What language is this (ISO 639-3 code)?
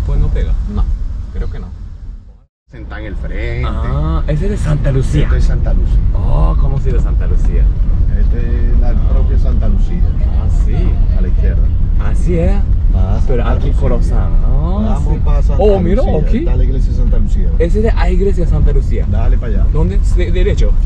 spa